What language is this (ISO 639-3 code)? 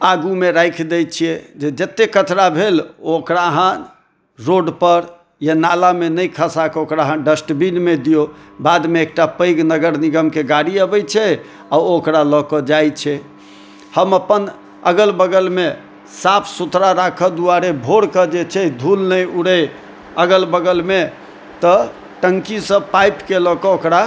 mai